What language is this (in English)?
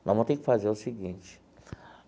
Portuguese